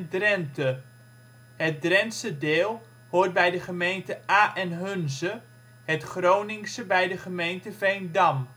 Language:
Dutch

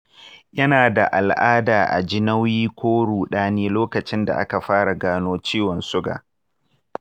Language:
Hausa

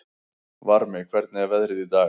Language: Icelandic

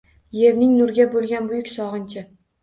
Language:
Uzbek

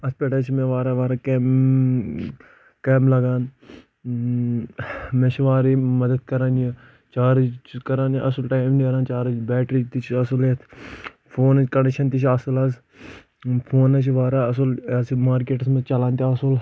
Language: Kashmiri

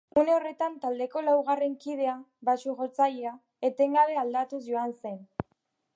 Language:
Basque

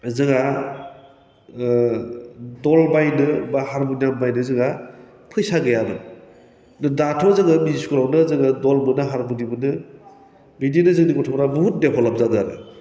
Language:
Bodo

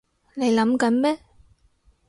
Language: Cantonese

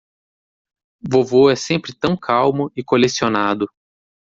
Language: Portuguese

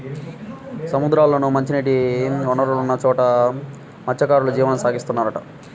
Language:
Telugu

